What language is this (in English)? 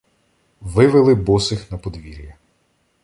Ukrainian